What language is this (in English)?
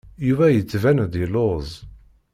Kabyle